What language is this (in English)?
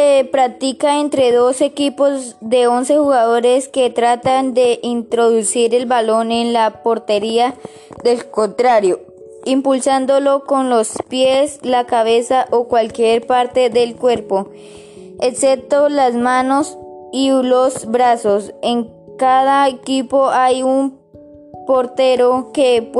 Spanish